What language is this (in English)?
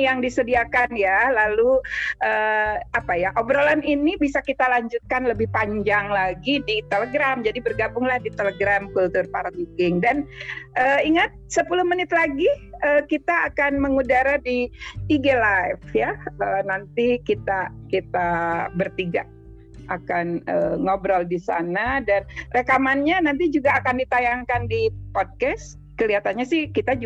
Indonesian